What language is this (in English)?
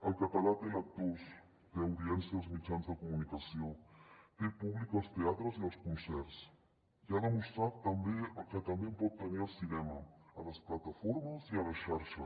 Catalan